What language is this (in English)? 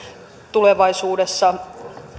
Finnish